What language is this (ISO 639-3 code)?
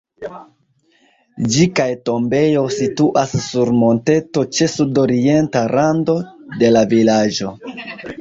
epo